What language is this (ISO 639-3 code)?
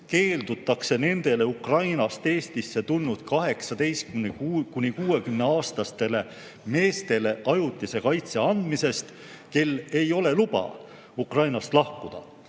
est